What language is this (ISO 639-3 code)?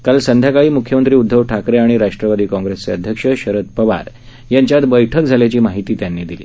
mar